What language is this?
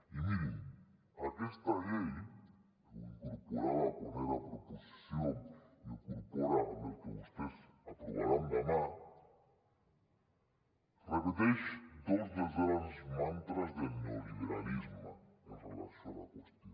Catalan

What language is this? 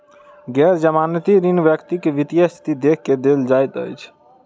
Maithili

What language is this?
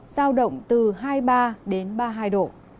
Vietnamese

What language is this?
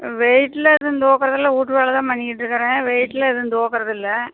Tamil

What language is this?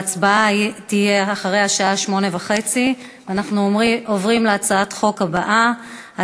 Hebrew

